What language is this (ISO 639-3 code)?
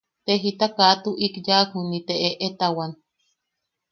yaq